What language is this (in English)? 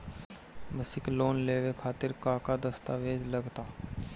Bhojpuri